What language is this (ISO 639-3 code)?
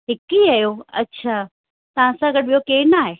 snd